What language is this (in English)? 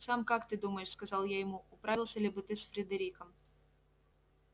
Russian